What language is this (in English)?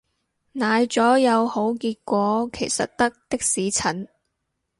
Cantonese